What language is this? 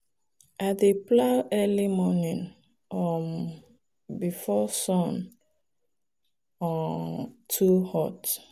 Nigerian Pidgin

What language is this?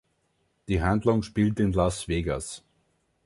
German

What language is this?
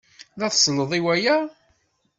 Kabyle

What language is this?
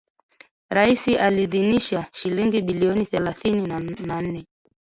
Swahili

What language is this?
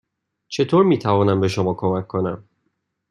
Persian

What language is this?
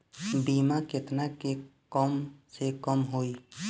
Bhojpuri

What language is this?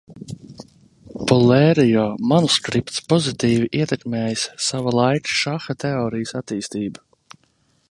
Latvian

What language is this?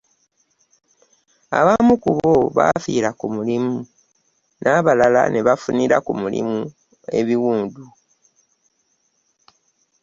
Ganda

